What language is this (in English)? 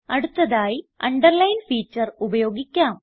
Malayalam